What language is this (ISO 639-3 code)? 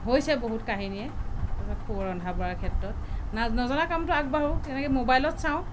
asm